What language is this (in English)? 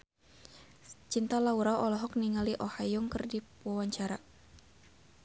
Sundanese